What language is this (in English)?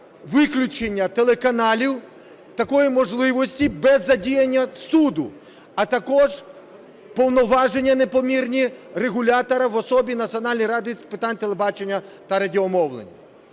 Ukrainian